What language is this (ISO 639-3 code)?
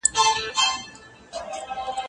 pus